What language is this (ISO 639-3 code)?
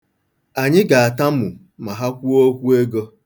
ibo